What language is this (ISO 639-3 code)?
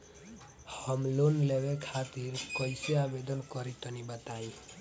bho